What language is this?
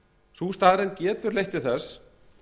Icelandic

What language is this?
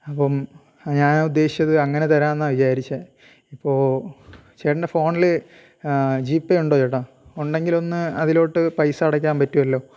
Malayalam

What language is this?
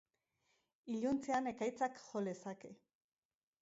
Basque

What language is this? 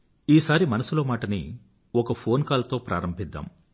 Telugu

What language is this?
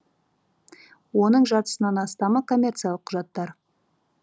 Kazakh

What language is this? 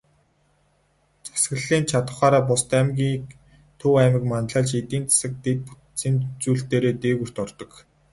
Mongolian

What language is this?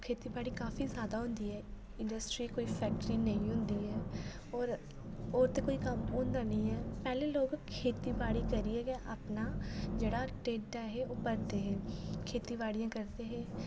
Dogri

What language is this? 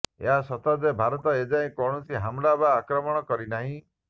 Odia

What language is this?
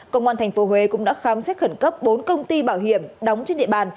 Vietnamese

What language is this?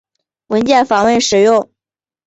Chinese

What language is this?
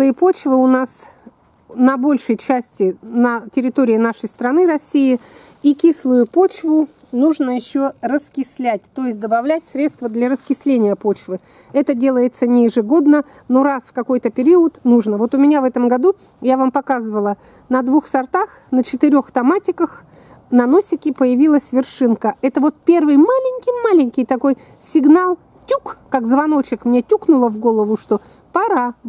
Russian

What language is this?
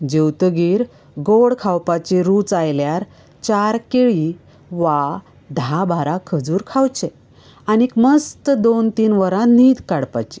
Konkani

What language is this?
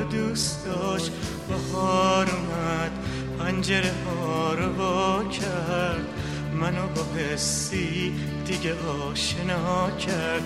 Persian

